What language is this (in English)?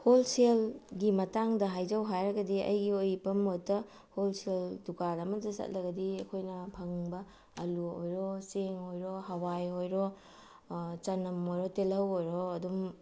Manipuri